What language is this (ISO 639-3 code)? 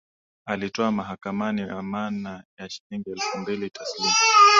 swa